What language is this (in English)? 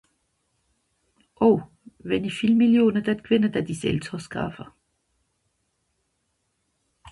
Swiss German